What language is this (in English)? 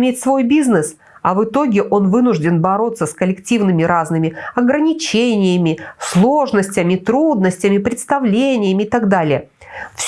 Russian